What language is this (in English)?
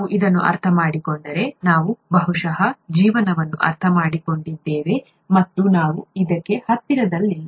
Kannada